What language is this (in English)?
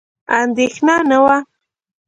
Pashto